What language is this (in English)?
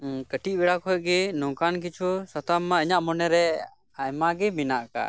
Santali